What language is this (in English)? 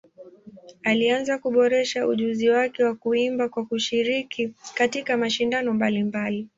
Swahili